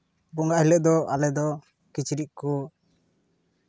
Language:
Santali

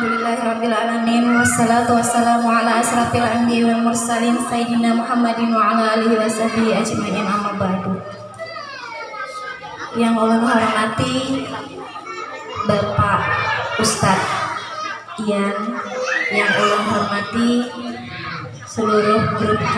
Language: Indonesian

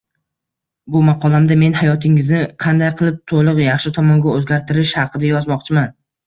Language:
Uzbek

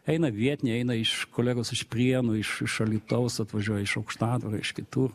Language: Lithuanian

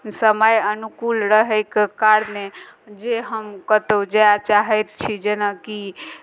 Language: Maithili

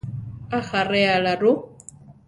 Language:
Central Tarahumara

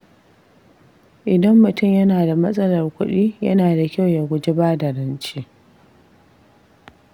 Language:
Hausa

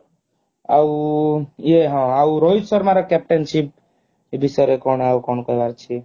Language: Odia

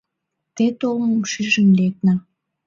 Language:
Mari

